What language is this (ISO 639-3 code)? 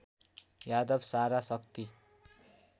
nep